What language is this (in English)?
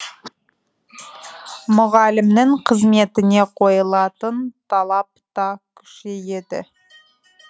Kazakh